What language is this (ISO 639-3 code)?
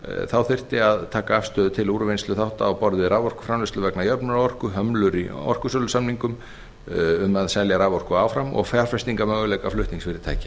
isl